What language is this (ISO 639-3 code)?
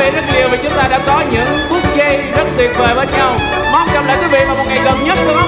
vie